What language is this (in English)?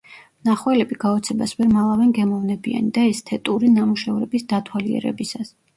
Georgian